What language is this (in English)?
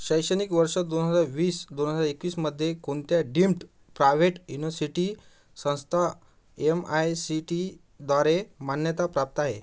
Marathi